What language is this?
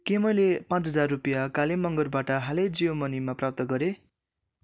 Nepali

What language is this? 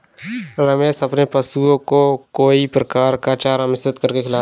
Hindi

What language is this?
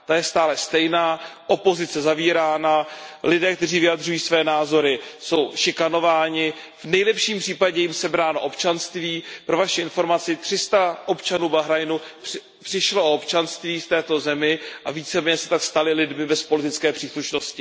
Czech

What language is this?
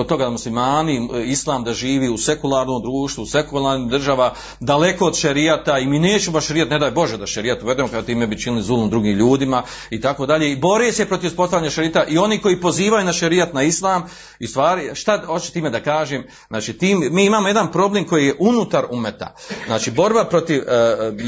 Croatian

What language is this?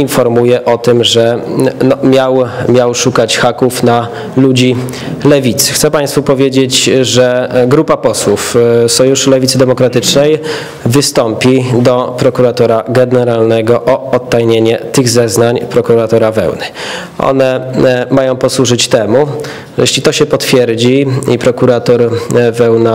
Polish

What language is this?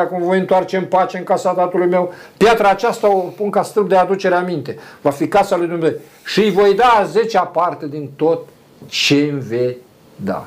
Romanian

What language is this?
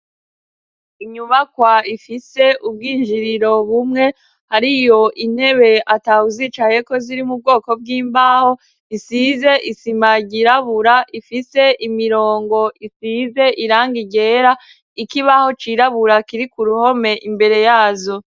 Rundi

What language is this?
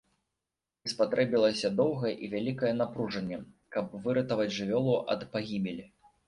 Belarusian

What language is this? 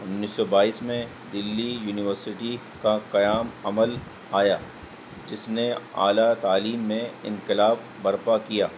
Urdu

